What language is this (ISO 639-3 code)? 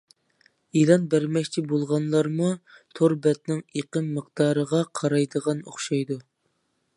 uig